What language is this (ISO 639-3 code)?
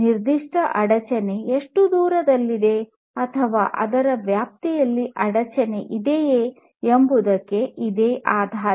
kan